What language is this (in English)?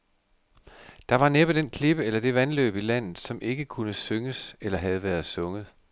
Danish